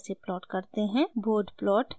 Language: Hindi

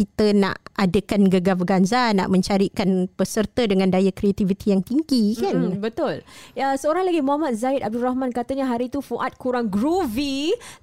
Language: Malay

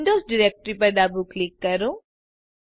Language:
Gujarati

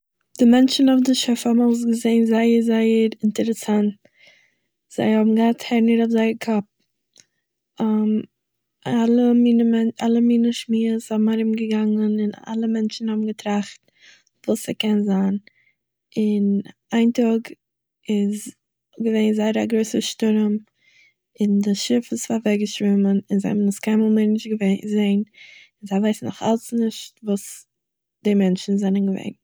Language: Yiddish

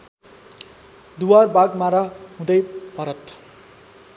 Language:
Nepali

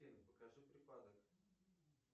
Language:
Russian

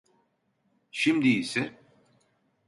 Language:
Turkish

